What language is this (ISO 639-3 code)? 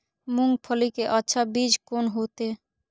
mai